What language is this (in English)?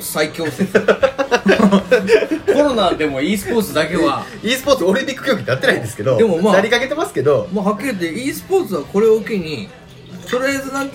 Japanese